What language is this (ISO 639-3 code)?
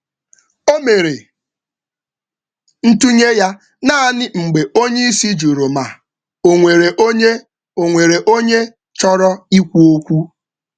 ibo